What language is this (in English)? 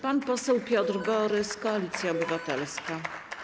Polish